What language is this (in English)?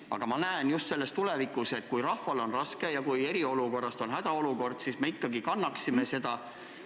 Estonian